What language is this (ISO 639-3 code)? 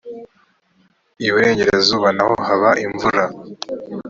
kin